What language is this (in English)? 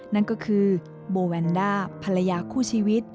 Thai